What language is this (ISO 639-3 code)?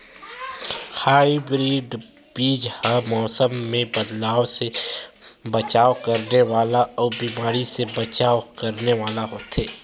hne